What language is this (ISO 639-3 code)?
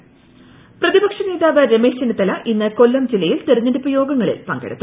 mal